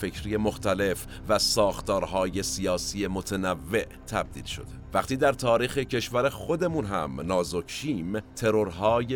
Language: Persian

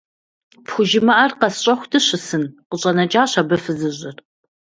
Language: Kabardian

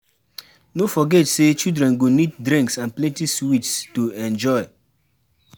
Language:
Nigerian Pidgin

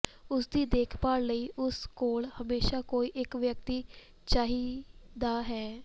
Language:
Punjabi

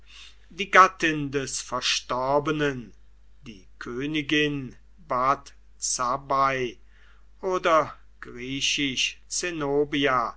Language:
German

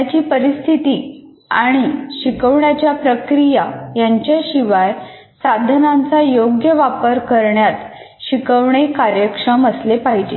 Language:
Marathi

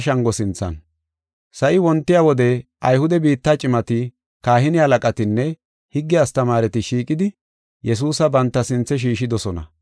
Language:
Gofa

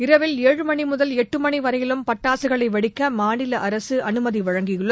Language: Tamil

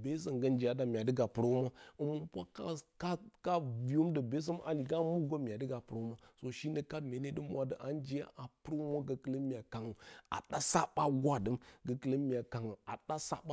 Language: Bacama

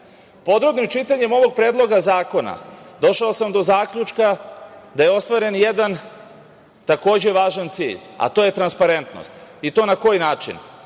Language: Serbian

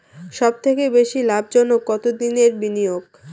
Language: Bangla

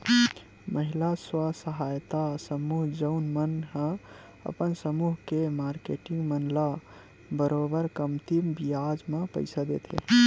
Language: Chhattisgarhi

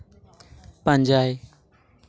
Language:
Santali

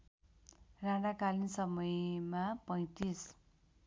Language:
Nepali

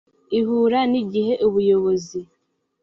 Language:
Kinyarwanda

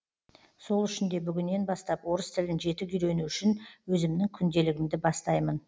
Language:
Kazakh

